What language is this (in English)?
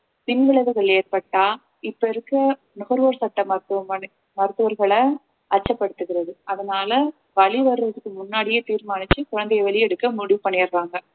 Tamil